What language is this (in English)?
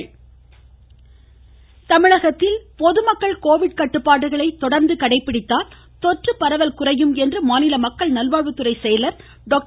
Tamil